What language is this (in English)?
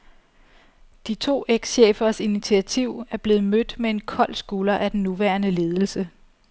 Danish